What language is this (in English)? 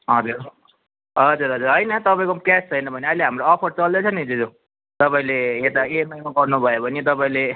Nepali